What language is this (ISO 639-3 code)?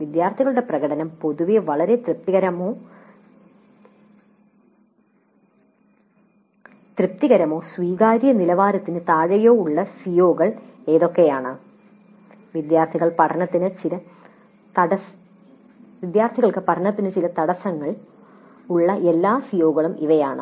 mal